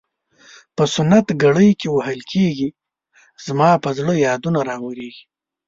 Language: Pashto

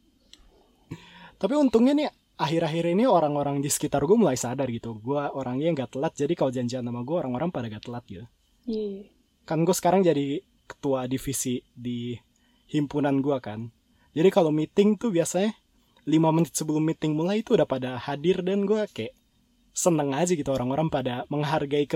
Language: Indonesian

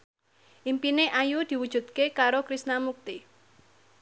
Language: Javanese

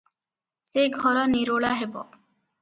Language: Odia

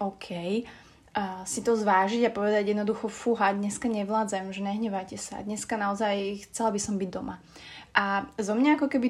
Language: Slovak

